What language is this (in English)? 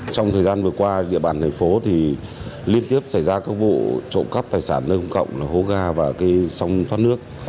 Vietnamese